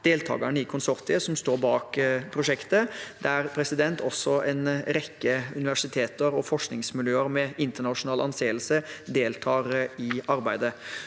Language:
Norwegian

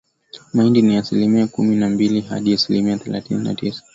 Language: Swahili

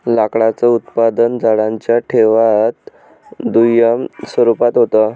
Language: Marathi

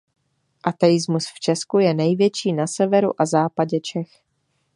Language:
Czech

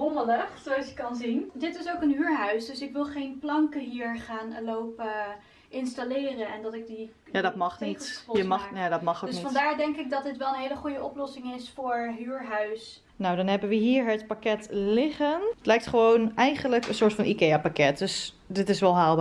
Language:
Dutch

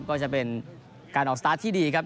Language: Thai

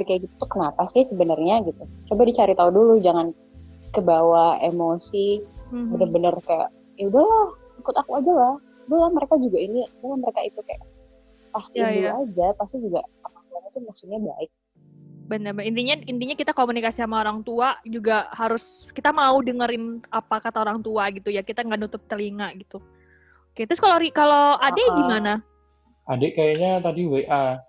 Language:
Indonesian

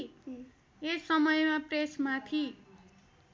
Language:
Nepali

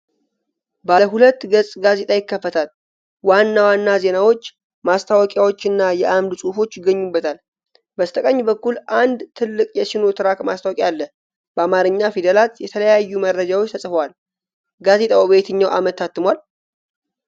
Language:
Amharic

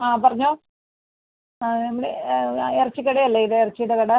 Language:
Malayalam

